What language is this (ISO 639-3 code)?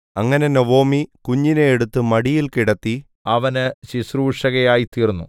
mal